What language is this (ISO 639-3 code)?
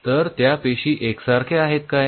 mar